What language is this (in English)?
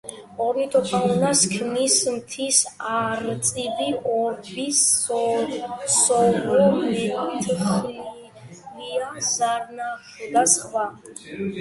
Georgian